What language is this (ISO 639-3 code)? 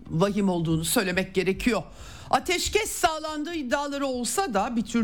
tur